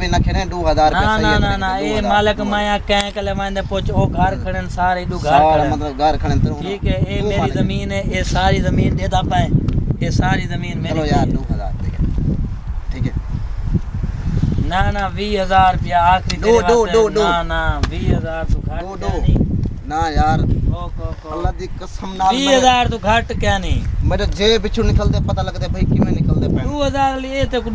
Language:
Uyghur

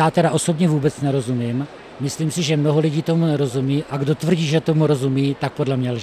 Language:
Czech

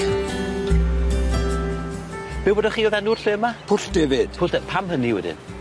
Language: Welsh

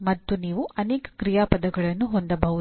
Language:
Kannada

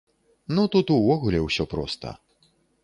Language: Belarusian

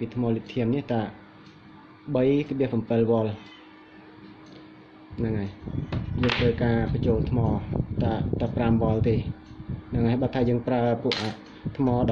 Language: English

